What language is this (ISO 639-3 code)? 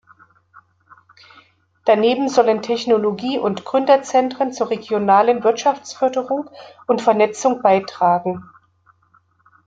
deu